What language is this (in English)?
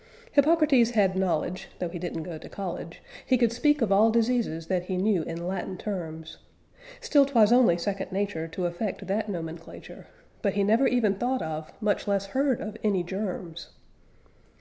English